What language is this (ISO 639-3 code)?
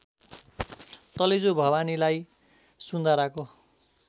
nep